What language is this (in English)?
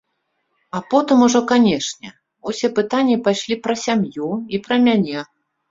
Belarusian